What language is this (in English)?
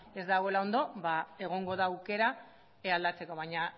Basque